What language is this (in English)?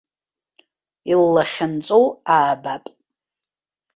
Abkhazian